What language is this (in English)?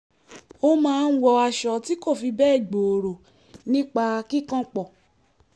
Yoruba